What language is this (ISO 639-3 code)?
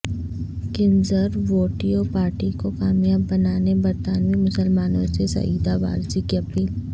urd